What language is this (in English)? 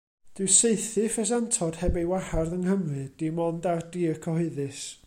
Welsh